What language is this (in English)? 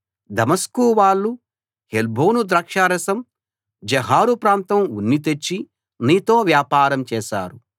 Telugu